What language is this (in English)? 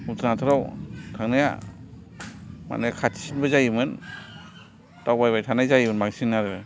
Bodo